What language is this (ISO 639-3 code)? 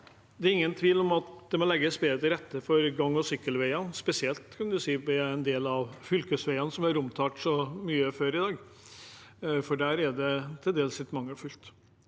nor